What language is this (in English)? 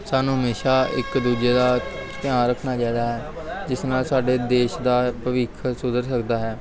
Punjabi